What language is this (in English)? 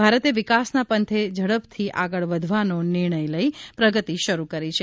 Gujarati